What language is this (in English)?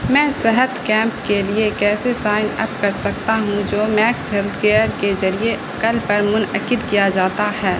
Urdu